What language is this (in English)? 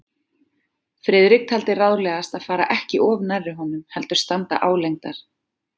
Icelandic